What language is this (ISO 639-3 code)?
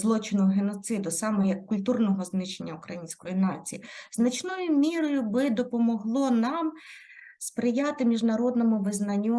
ukr